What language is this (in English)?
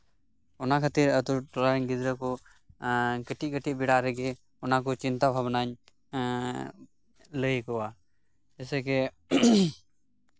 Santali